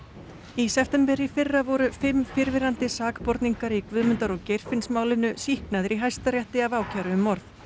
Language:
Icelandic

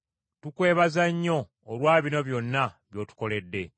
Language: Ganda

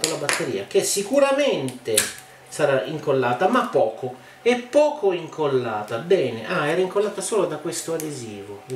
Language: Italian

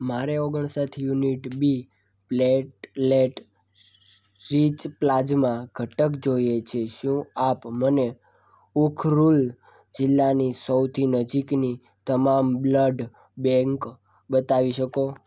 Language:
Gujarati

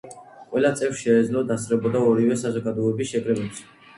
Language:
Georgian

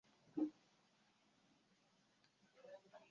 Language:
Chinese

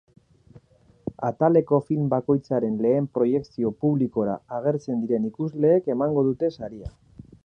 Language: Basque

